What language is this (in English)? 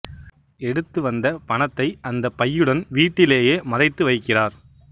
Tamil